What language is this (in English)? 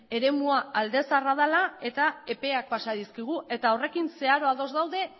Basque